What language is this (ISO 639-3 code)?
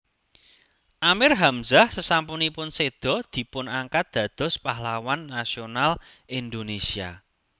jav